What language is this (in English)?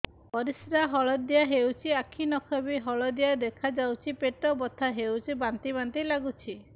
Odia